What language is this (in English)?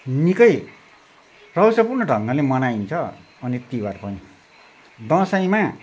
Nepali